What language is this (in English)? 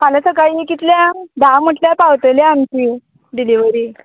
Konkani